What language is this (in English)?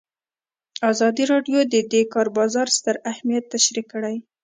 Pashto